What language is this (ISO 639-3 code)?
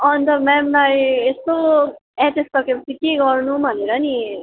nep